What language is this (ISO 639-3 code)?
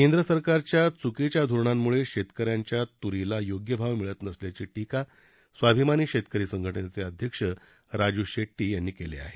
mar